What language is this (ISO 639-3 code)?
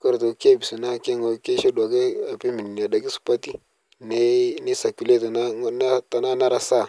mas